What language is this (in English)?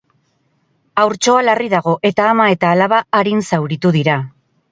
Basque